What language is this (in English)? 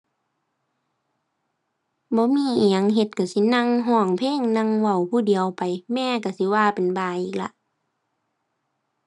Thai